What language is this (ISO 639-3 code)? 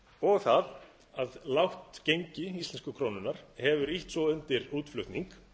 isl